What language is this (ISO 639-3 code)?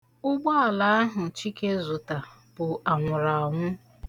ibo